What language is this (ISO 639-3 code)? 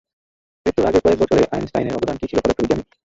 ben